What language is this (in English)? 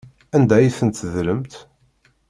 Kabyle